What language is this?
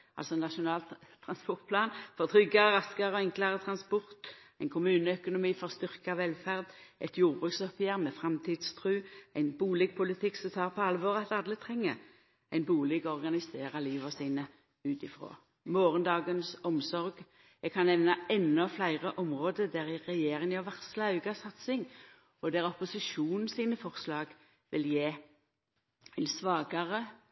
Norwegian Nynorsk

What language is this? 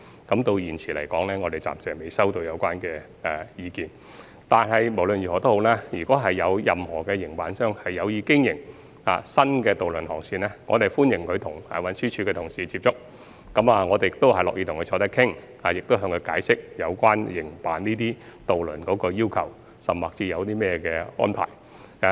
Cantonese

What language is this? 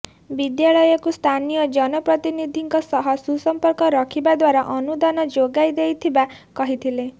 Odia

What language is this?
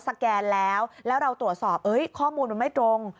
Thai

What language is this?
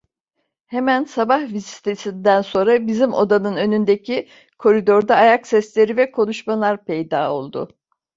Turkish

